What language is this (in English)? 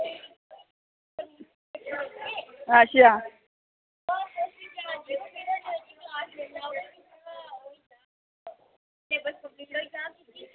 Dogri